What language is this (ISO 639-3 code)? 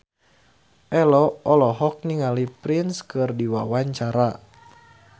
sun